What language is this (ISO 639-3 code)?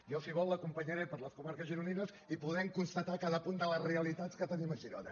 cat